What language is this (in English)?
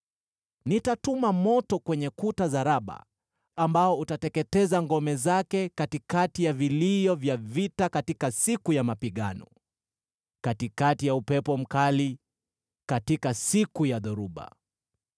Swahili